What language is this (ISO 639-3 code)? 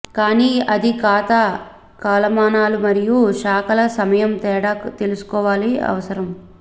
tel